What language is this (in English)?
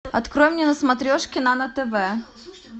Russian